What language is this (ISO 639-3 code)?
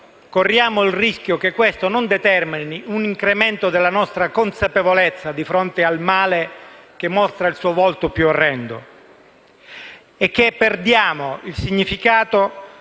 ita